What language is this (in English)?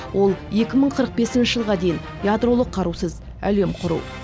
Kazakh